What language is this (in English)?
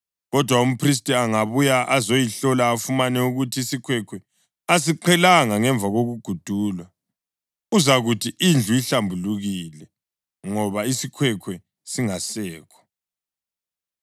North Ndebele